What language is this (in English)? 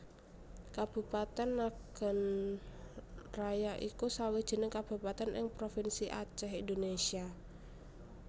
Javanese